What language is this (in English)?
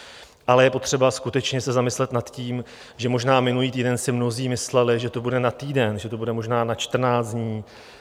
Czech